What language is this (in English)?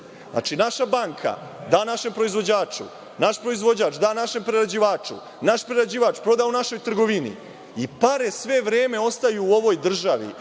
Serbian